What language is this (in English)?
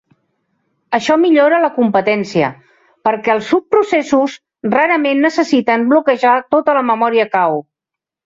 Catalan